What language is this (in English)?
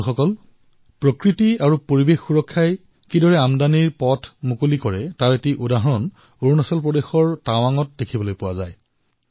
Assamese